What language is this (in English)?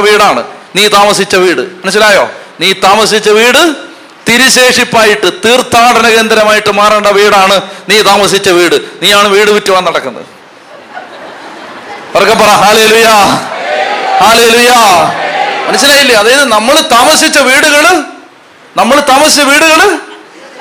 Malayalam